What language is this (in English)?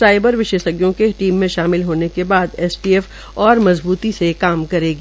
Hindi